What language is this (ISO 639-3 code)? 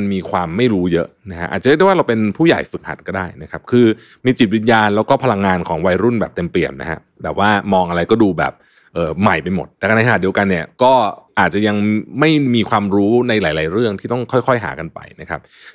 tha